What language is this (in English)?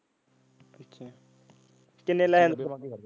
Punjabi